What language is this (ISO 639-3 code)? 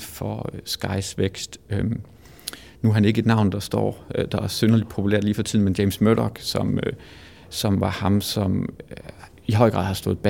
dan